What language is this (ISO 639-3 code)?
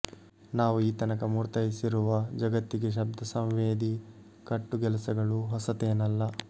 kan